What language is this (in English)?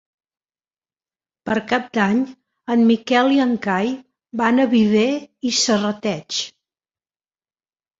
Catalan